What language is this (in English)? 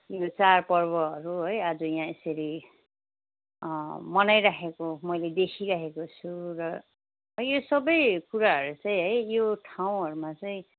Nepali